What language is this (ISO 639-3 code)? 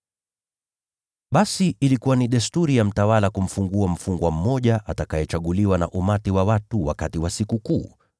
swa